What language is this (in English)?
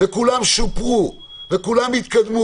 Hebrew